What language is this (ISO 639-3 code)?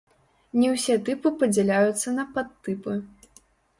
bel